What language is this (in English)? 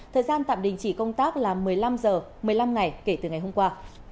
Vietnamese